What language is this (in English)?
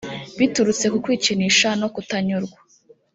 Kinyarwanda